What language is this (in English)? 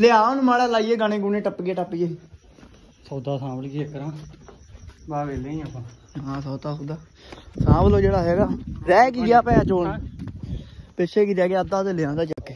Punjabi